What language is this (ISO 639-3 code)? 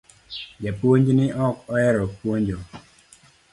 luo